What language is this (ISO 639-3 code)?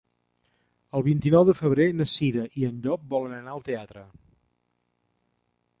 cat